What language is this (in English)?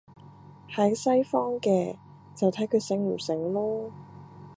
Cantonese